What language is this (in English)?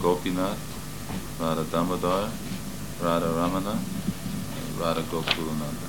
Hungarian